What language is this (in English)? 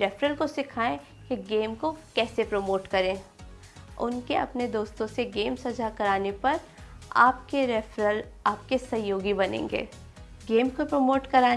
Hindi